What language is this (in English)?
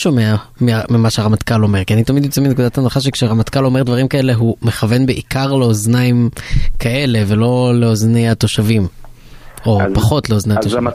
Hebrew